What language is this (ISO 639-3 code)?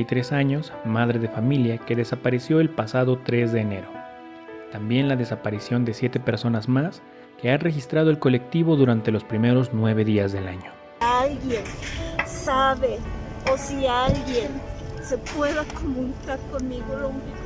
spa